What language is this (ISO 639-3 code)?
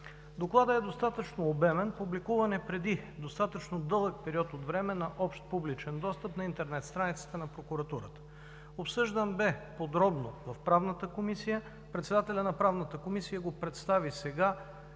bul